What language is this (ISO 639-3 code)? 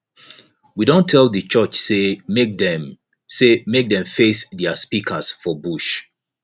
pcm